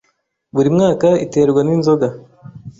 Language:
Kinyarwanda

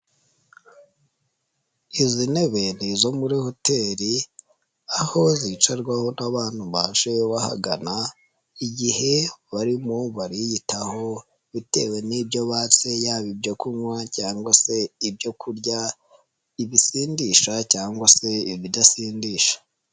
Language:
Kinyarwanda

